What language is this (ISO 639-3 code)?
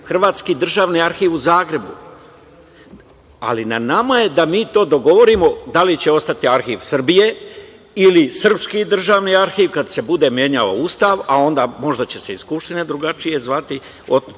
srp